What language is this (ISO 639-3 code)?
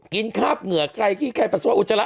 tha